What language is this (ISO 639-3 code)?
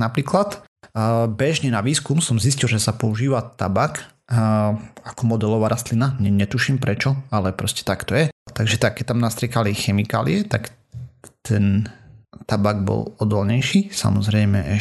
slk